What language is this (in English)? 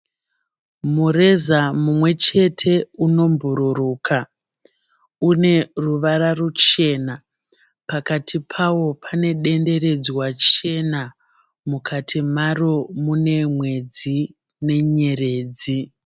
Shona